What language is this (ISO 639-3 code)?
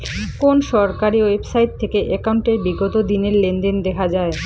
ben